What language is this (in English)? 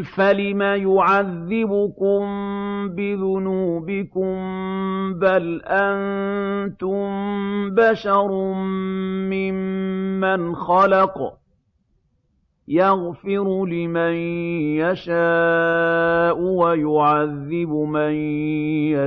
Arabic